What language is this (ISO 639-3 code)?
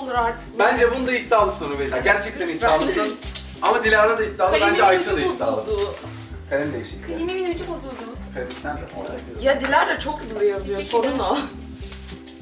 tur